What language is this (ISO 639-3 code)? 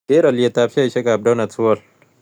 kln